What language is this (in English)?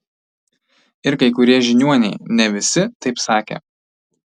Lithuanian